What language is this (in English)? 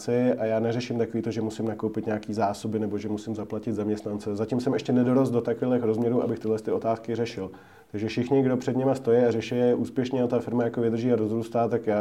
Czech